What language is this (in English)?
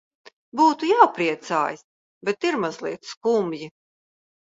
Latvian